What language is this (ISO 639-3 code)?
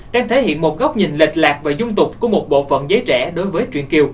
vie